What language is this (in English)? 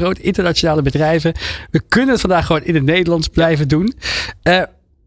Dutch